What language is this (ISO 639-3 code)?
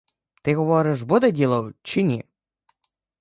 ukr